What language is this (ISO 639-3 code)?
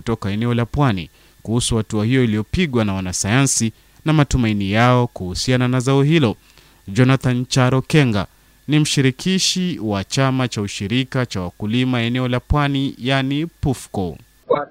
swa